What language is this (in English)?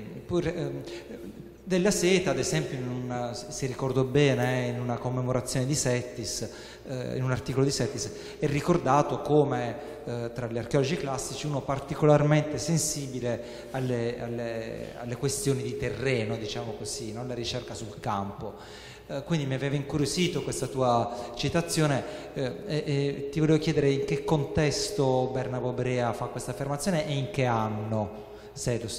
Italian